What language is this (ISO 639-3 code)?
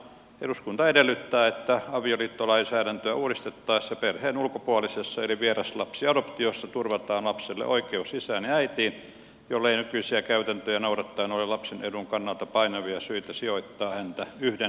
fin